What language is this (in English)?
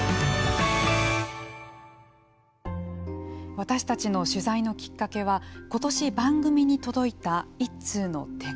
Japanese